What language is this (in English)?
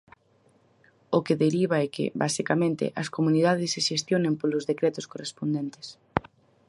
Galician